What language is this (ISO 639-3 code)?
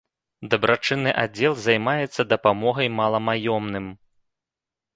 bel